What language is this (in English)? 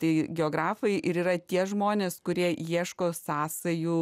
Lithuanian